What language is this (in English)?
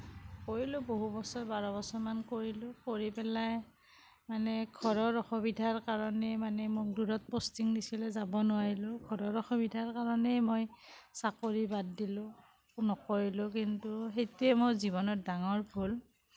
Assamese